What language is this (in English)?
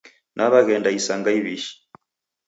Taita